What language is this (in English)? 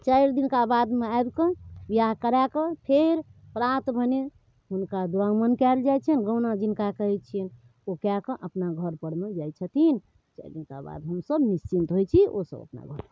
Maithili